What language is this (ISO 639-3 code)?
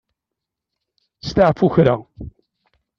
kab